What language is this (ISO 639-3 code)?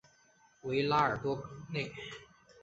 zho